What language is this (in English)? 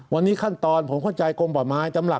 Thai